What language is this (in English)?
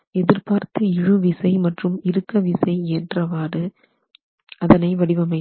Tamil